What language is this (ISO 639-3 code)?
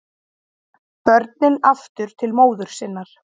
isl